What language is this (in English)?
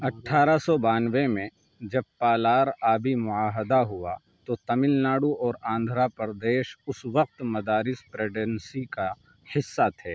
Urdu